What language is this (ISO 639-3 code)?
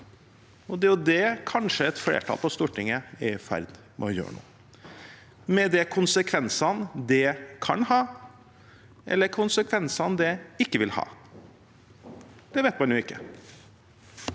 nor